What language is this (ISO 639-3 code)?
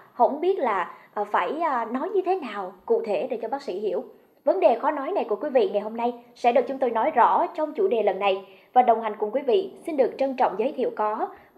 vie